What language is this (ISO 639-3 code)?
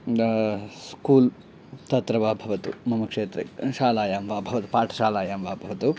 san